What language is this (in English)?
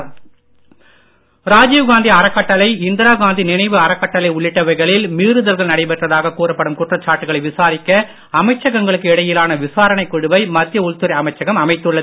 Tamil